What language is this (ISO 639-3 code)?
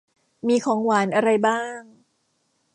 tha